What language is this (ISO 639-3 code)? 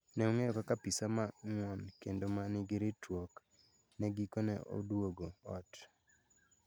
luo